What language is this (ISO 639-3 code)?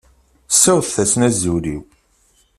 kab